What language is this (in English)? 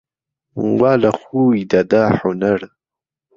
Central Kurdish